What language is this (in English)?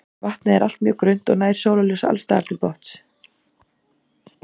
Icelandic